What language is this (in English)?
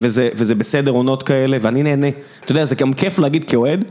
Hebrew